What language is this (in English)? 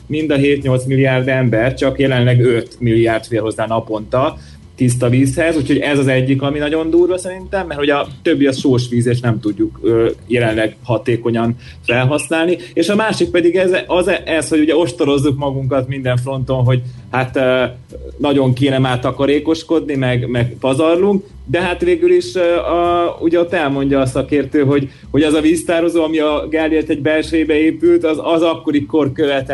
Hungarian